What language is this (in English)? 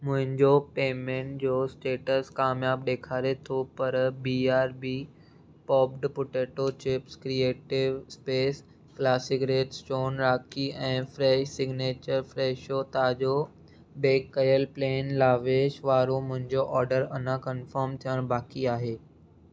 Sindhi